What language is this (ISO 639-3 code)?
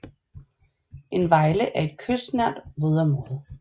dan